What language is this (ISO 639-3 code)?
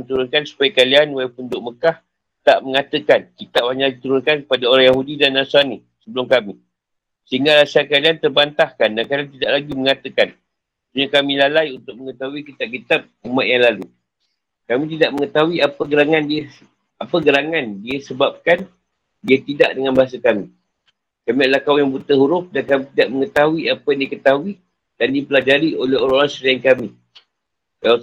msa